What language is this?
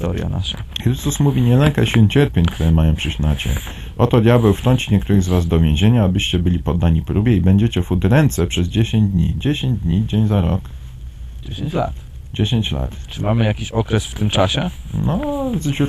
Polish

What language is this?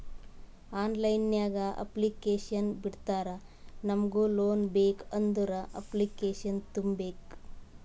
Kannada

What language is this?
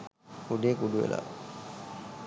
Sinhala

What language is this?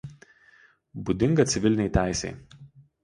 Lithuanian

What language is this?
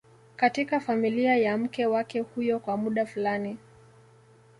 Swahili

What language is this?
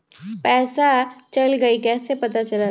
Magahi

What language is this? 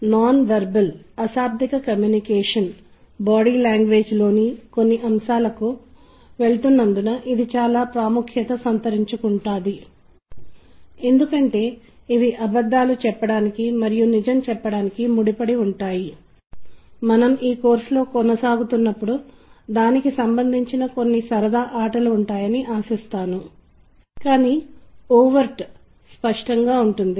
Telugu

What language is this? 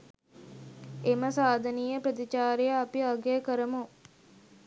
Sinhala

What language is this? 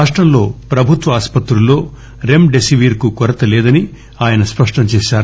Telugu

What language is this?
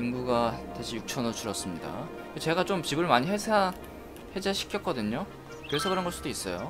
Korean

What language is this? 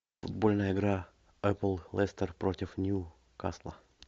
Russian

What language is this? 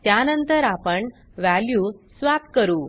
Marathi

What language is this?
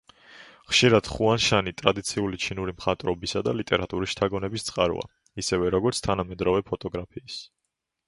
Georgian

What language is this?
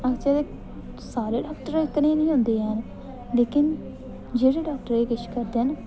Dogri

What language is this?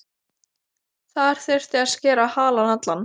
Icelandic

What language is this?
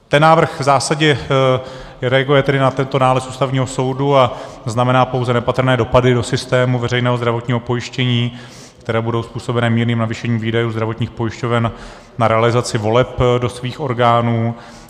Czech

